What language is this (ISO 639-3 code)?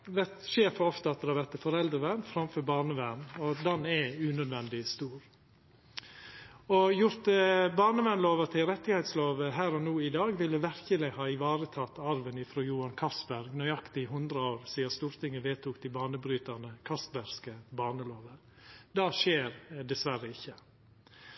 nno